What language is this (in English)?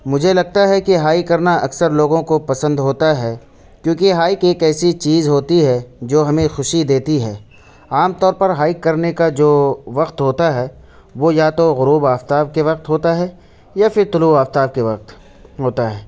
Urdu